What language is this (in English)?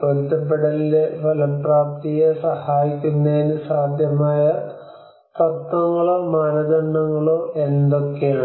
Malayalam